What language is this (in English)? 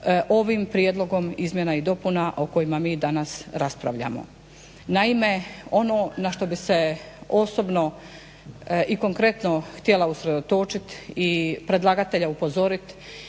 Croatian